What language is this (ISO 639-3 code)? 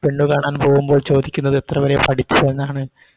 mal